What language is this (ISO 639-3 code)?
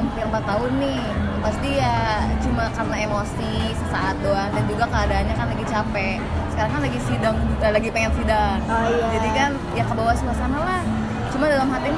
ind